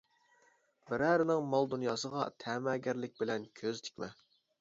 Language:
Uyghur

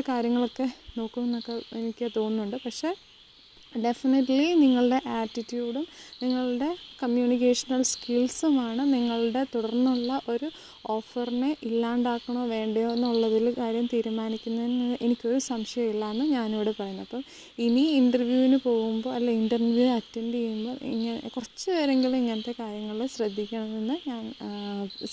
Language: Malayalam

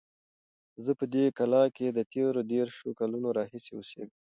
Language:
Pashto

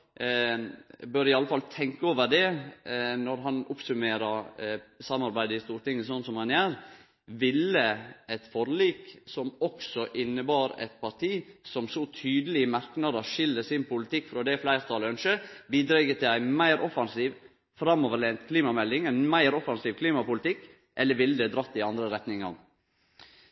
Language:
Norwegian Nynorsk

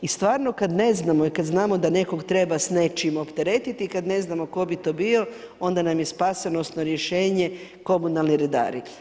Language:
Croatian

